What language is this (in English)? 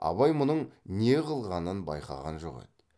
Kazakh